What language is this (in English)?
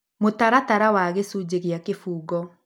Kikuyu